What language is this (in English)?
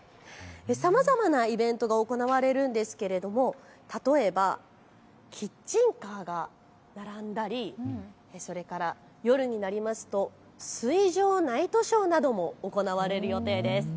Japanese